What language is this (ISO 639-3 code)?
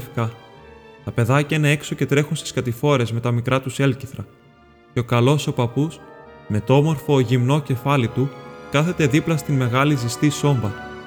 ell